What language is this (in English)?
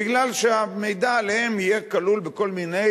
Hebrew